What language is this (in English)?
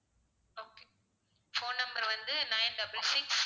Tamil